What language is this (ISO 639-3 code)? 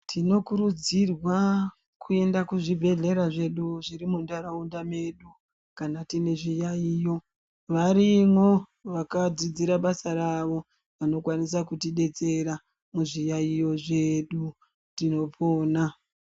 ndc